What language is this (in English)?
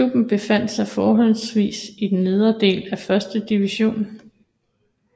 Danish